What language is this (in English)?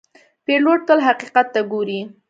Pashto